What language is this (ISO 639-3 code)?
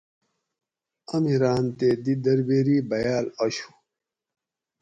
gwc